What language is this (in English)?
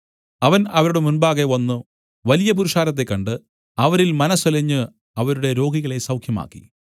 Malayalam